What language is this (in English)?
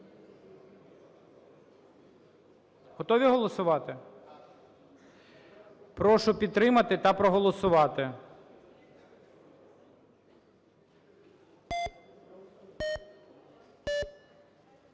Ukrainian